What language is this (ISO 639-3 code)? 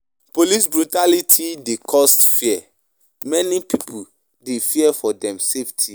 pcm